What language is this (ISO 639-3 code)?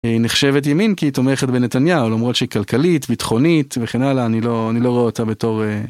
heb